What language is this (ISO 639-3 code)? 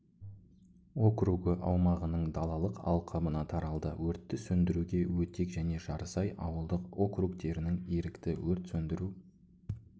kaz